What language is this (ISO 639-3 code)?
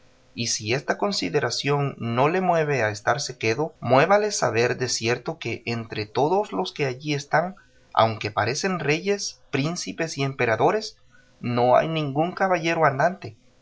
spa